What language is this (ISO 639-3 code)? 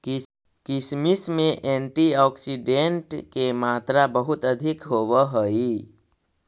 mag